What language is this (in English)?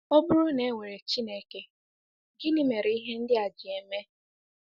Igbo